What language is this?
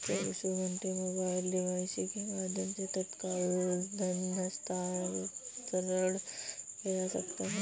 Hindi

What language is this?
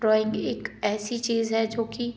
Hindi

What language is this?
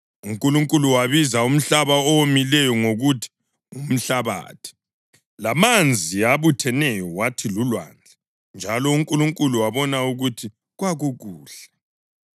North Ndebele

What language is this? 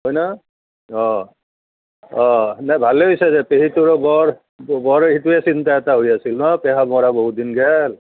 Assamese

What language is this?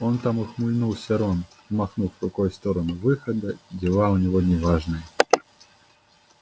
Russian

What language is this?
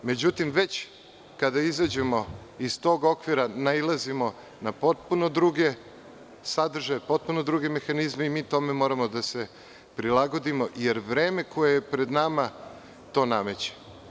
Serbian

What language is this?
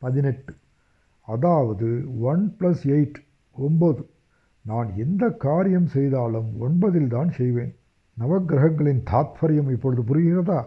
Tamil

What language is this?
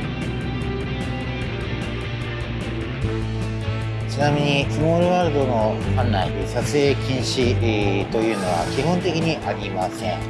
Japanese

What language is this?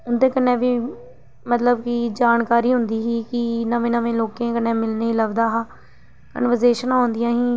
Dogri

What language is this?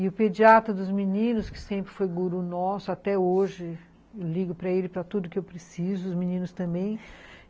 Portuguese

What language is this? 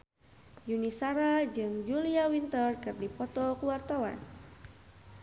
Sundanese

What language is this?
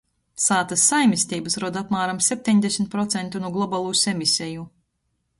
Latgalian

